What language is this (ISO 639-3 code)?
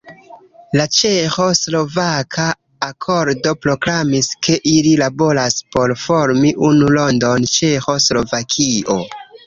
epo